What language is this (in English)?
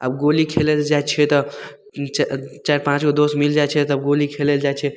Maithili